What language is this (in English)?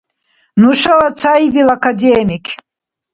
Dargwa